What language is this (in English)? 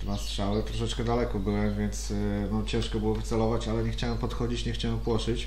Polish